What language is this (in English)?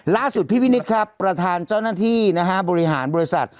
Thai